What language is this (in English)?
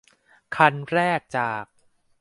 Thai